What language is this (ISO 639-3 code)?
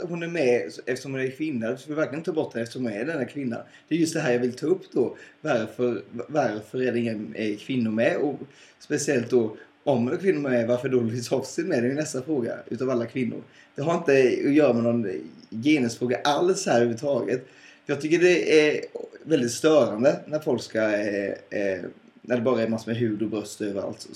swe